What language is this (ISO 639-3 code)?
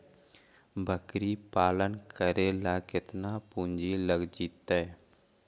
mag